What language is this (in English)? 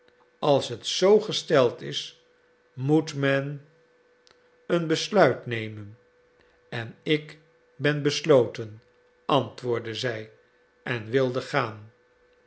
Dutch